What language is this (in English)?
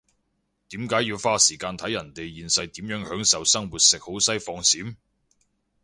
Cantonese